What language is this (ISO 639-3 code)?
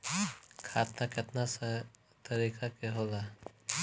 bho